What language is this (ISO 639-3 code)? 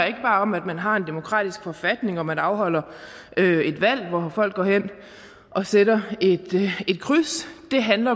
dan